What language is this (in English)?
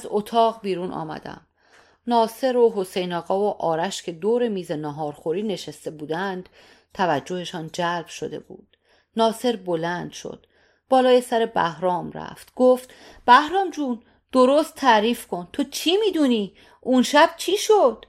Persian